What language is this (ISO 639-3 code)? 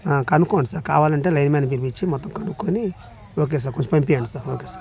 tel